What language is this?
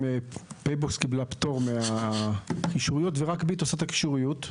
Hebrew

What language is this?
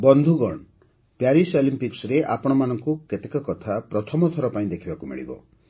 Odia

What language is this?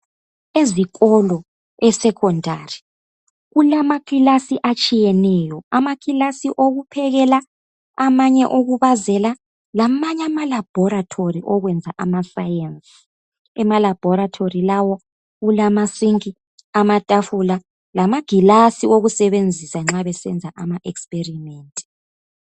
North Ndebele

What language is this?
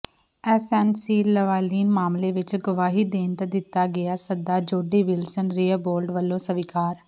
Punjabi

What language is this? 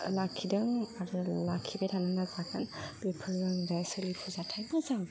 Bodo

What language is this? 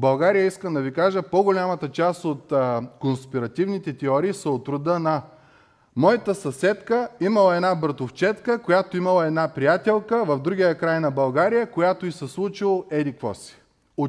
Bulgarian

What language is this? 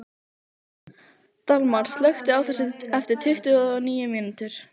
Icelandic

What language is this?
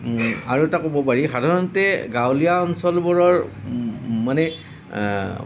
Assamese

